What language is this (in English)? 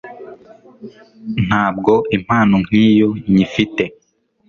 Kinyarwanda